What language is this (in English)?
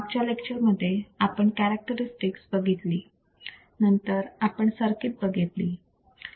Marathi